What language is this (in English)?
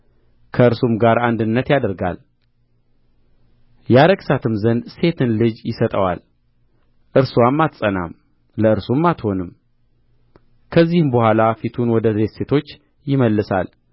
Amharic